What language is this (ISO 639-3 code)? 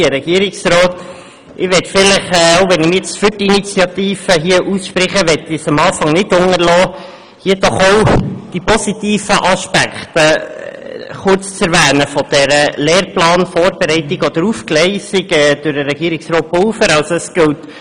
gsw